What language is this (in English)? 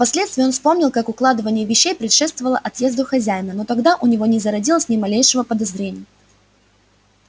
Russian